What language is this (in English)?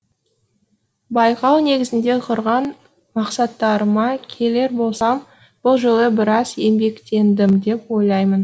Kazakh